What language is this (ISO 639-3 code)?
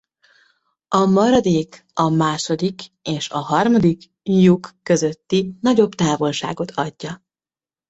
hun